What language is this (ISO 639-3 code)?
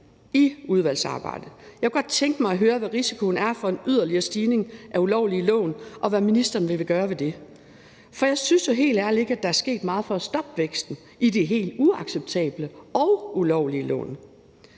dan